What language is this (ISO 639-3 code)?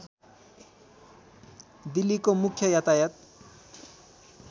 nep